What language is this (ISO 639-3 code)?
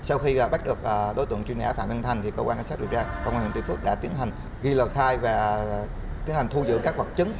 vie